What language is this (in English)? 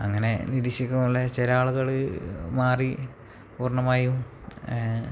Malayalam